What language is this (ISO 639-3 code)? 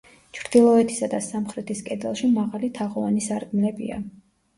kat